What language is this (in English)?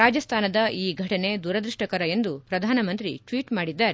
Kannada